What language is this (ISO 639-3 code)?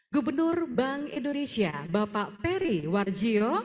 ind